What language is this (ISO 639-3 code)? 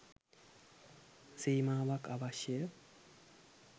sin